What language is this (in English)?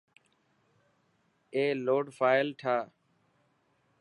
Dhatki